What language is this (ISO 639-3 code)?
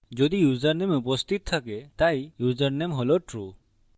ben